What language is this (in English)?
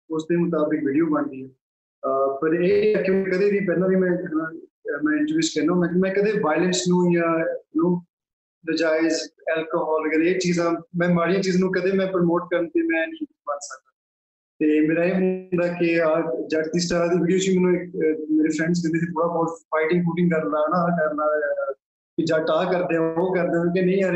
Punjabi